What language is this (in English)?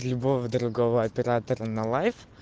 Russian